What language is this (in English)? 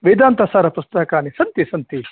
Sanskrit